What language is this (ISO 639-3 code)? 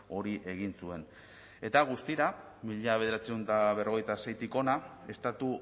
eus